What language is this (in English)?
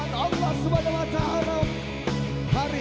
Indonesian